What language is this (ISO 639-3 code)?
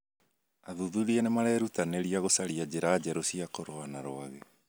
kik